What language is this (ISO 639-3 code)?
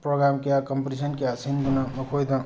mni